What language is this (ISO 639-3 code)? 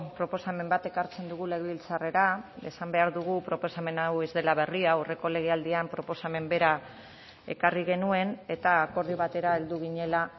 eus